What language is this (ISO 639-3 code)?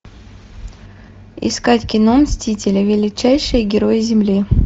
rus